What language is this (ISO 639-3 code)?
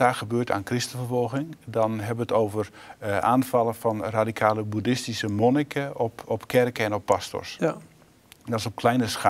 nld